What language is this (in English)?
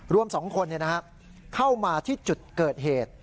Thai